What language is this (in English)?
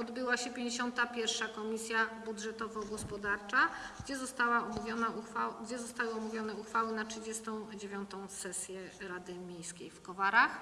Polish